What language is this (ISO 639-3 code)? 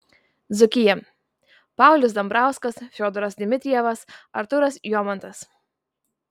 lit